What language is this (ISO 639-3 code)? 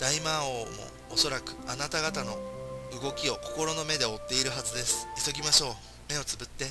jpn